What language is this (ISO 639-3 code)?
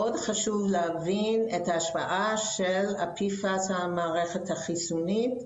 heb